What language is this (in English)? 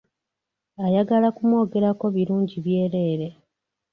Ganda